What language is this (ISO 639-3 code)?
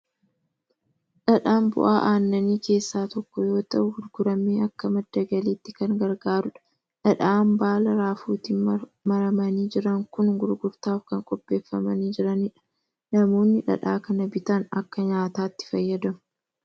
orm